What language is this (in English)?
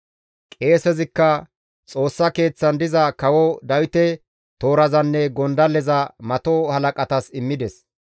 Gamo